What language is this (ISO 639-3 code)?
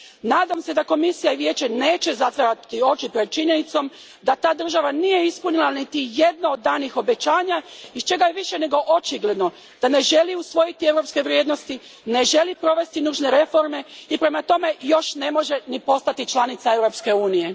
hrv